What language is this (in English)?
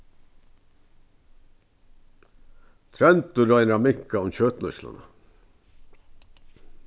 Faroese